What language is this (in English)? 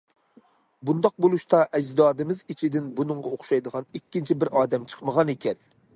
Uyghur